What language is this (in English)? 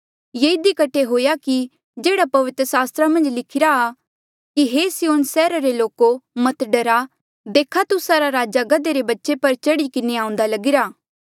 Mandeali